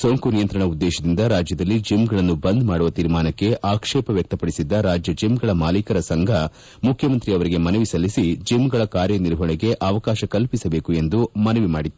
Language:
Kannada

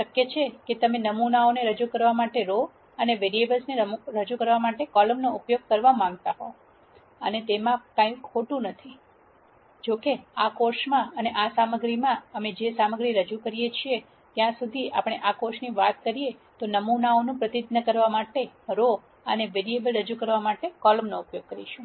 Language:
Gujarati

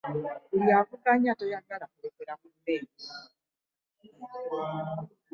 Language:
Ganda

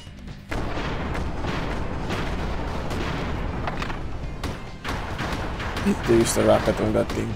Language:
English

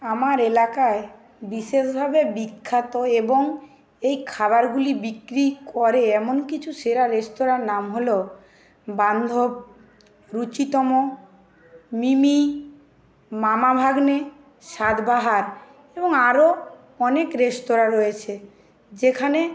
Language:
Bangla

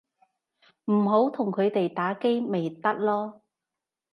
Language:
Cantonese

